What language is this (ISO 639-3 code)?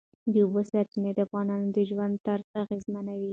pus